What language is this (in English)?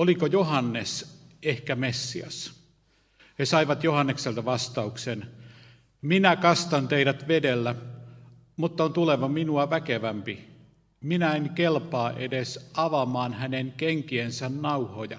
Finnish